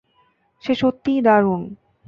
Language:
Bangla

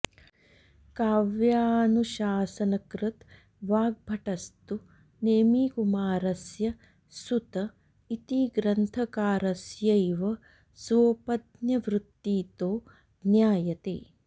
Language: Sanskrit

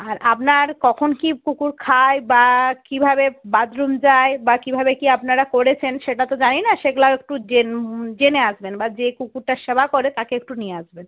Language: Bangla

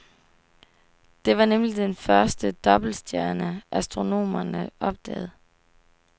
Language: Danish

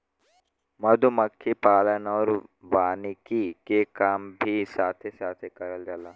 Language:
Bhojpuri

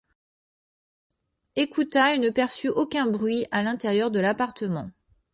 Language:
French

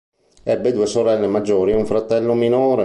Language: Italian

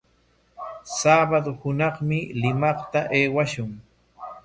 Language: Corongo Ancash Quechua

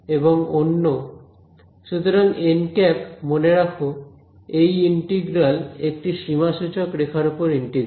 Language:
Bangla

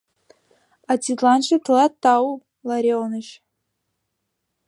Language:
Mari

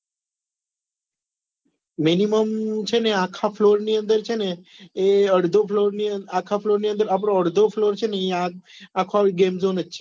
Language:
Gujarati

